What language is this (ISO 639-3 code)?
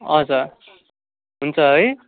nep